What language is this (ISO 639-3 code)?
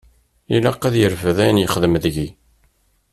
kab